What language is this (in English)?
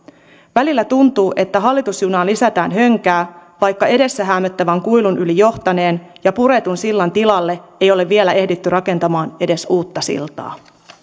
Finnish